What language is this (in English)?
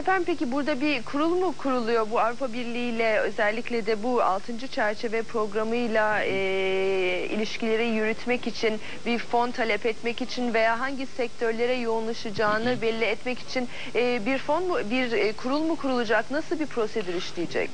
Turkish